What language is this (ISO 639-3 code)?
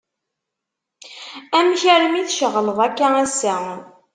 kab